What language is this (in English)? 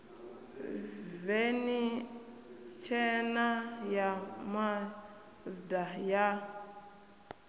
Venda